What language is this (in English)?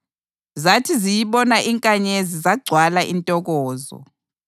North Ndebele